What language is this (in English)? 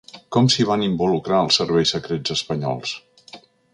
Catalan